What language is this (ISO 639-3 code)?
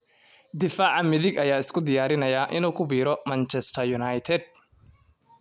som